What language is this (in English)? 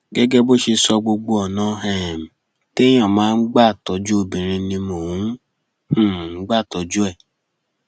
Yoruba